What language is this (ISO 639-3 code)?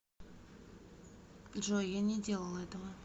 rus